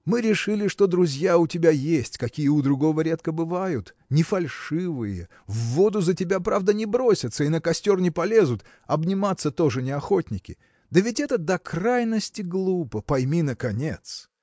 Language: Russian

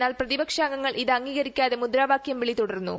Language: Malayalam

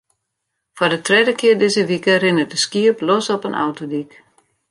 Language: Western Frisian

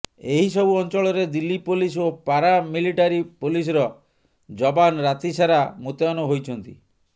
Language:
Odia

